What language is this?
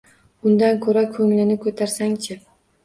Uzbek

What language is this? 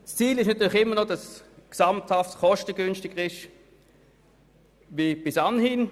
Swiss German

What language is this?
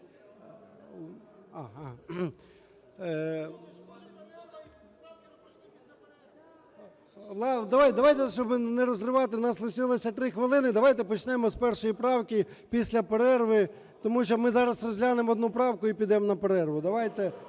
Ukrainian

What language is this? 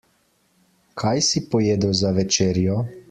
Slovenian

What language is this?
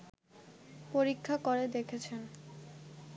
Bangla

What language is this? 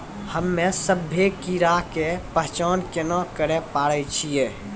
Maithili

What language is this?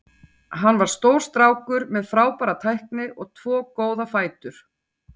Icelandic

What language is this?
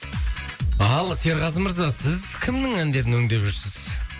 Kazakh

